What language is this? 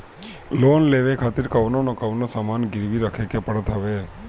Bhojpuri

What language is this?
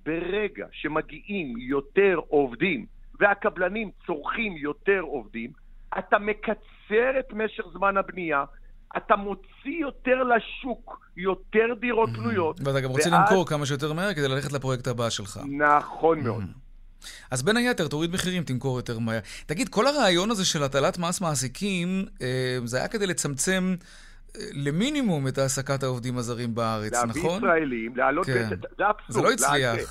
Hebrew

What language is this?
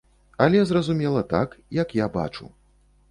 Belarusian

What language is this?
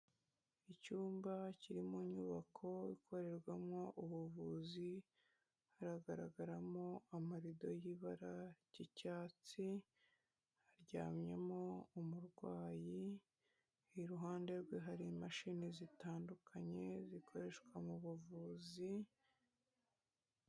Kinyarwanda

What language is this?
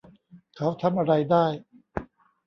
Thai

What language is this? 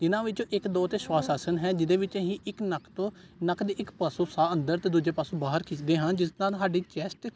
Punjabi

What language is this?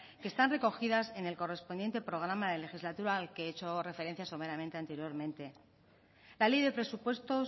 Spanish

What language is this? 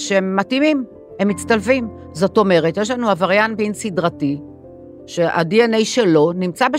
Hebrew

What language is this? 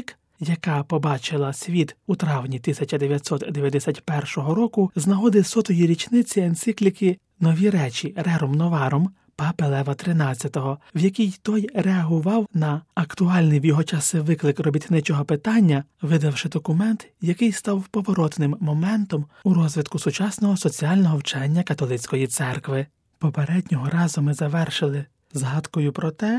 Ukrainian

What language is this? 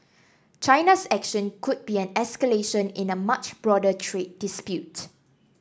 English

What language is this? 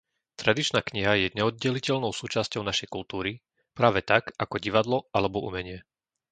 Slovak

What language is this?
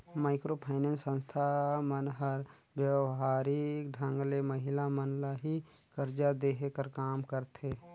Chhattisgarhi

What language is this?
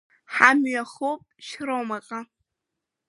Abkhazian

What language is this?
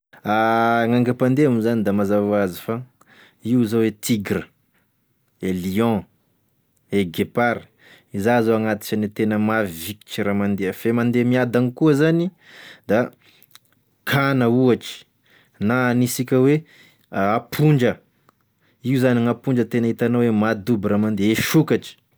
Tesaka Malagasy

